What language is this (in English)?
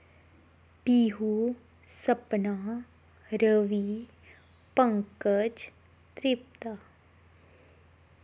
Dogri